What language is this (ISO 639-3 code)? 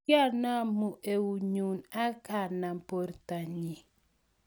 kln